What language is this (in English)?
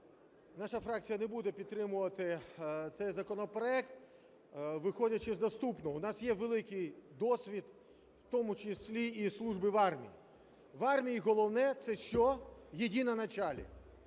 Ukrainian